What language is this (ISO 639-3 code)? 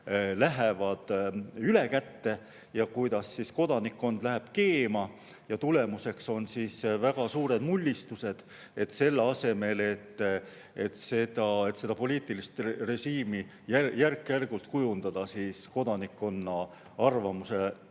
est